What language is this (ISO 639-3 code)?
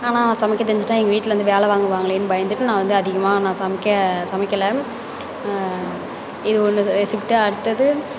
tam